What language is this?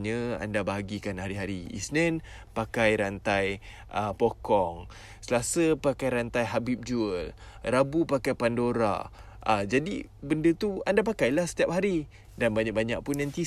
Malay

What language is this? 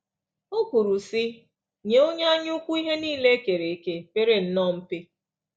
Igbo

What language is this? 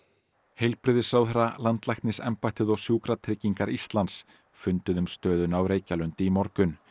Icelandic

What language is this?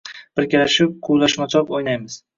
Uzbek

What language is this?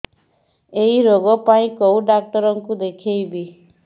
Odia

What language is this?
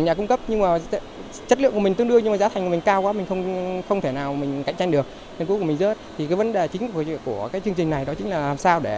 Vietnamese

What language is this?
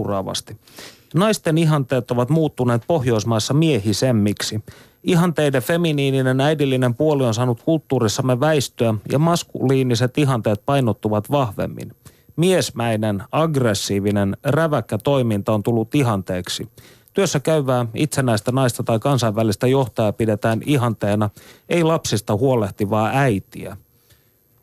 Finnish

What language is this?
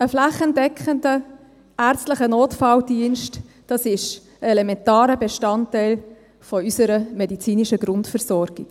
Swiss German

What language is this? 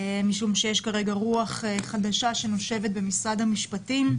Hebrew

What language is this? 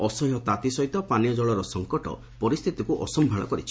Odia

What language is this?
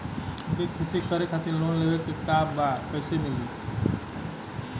Bhojpuri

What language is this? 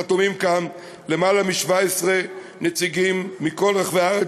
Hebrew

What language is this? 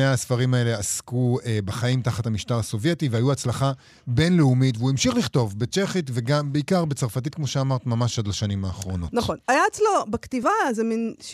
Hebrew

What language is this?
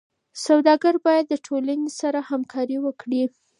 Pashto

